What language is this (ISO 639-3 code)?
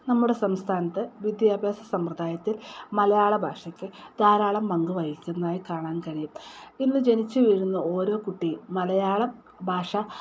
mal